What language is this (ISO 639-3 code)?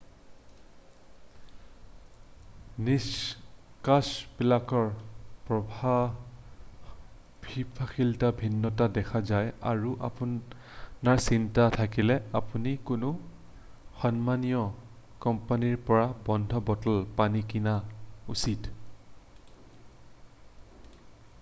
asm